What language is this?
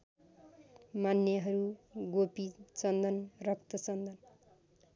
Nepali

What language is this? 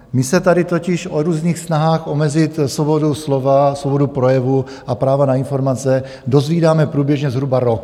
Czech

